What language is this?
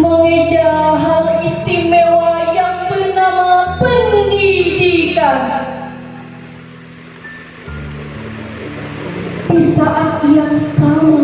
Indonesian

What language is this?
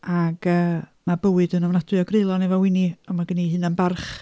Welsh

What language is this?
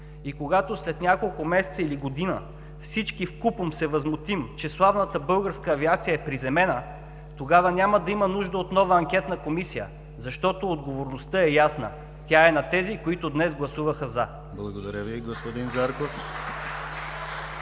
Bulgarian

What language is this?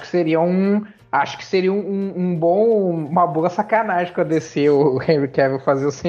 Portuguese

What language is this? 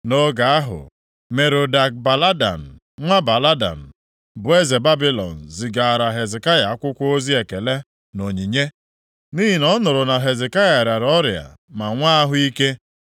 Igbo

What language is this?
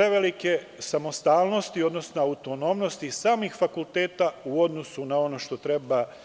Serbian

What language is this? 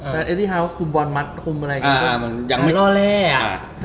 Thai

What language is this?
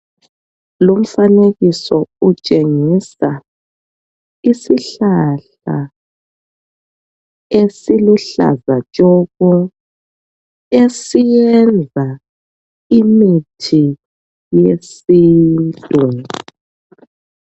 North Ndebele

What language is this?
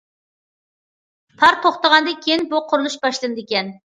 Uyghur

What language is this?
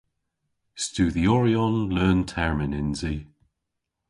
Cornish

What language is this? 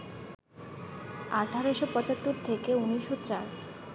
Bangla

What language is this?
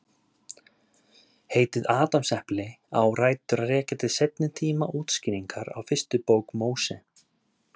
Icelandic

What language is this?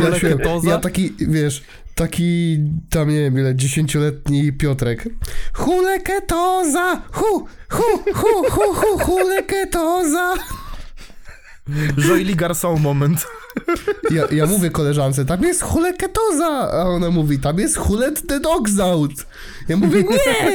Polish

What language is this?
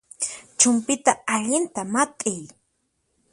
Puno Quechua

